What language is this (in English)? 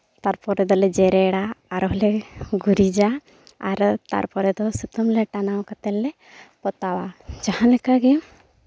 Santali